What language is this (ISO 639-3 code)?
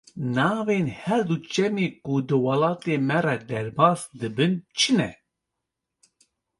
kur